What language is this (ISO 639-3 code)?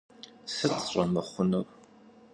kbd